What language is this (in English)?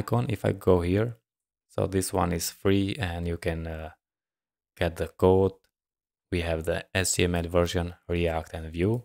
English